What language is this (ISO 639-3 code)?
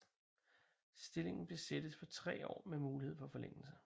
dan